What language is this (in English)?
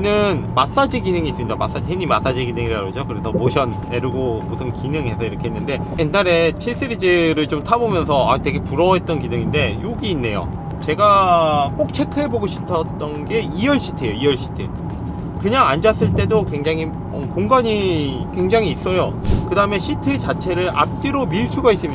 Korean